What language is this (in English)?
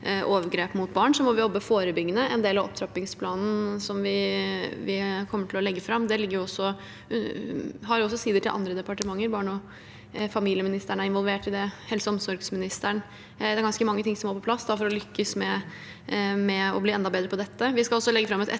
Norwegian